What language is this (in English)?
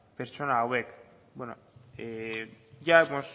Basque